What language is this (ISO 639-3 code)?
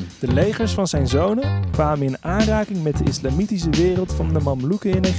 nld